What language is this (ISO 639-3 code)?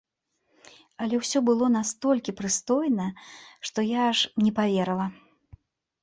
bel